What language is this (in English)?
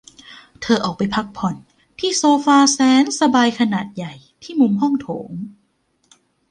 Thai